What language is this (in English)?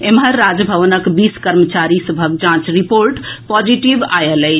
Maithili